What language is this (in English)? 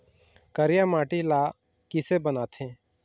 Chhattisgarhi